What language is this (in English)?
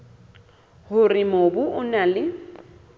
Southern Sotho